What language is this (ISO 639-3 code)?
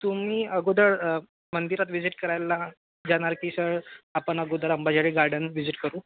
mar